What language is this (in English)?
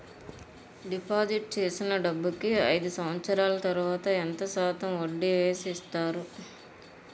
Telugu